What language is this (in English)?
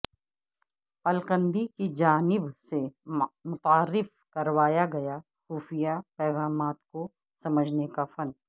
Urdu